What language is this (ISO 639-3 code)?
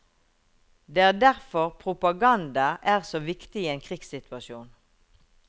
nor